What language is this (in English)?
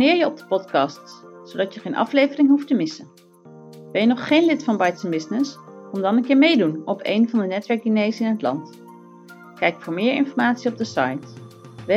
Dutch